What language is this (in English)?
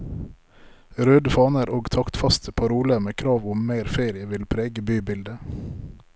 Norwegian